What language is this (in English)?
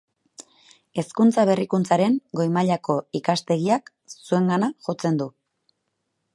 Basque